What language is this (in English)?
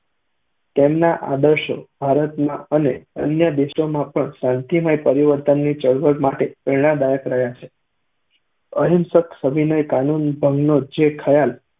Gujarati